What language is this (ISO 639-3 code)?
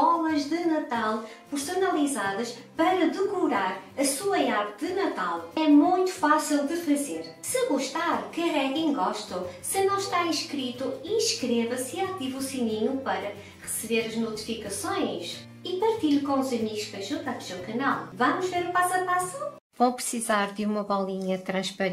por